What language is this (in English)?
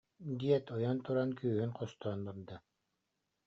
Yakut